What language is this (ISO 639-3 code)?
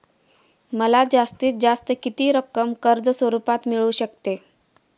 mar